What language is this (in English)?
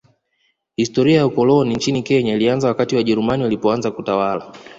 Swahili